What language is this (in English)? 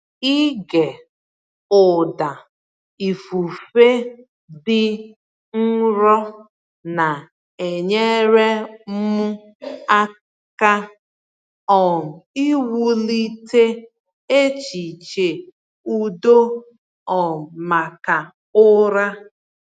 Igbo